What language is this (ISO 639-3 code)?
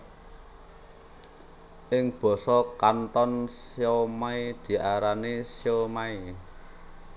jav